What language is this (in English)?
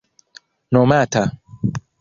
Esperanto